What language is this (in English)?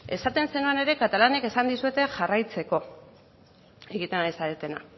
Basque